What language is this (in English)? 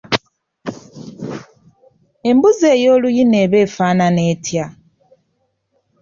Ganda